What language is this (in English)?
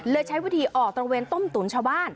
Thai